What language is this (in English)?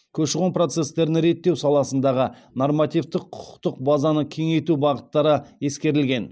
Kazakh